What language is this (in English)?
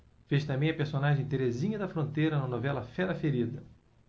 Portuguese